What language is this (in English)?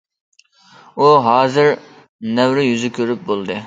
Uyghur